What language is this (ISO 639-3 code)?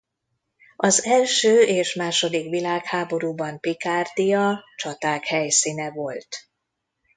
hun